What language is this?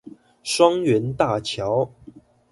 Chinese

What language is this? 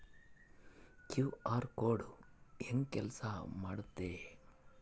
Kannada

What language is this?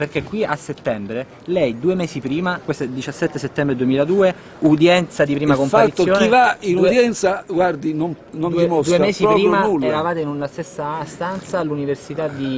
Italian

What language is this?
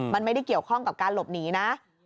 Thai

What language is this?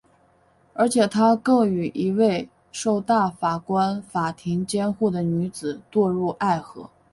Chinese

